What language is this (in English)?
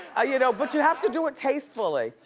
English